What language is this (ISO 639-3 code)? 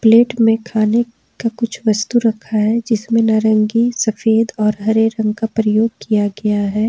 hin